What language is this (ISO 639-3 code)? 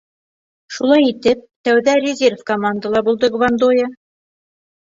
bak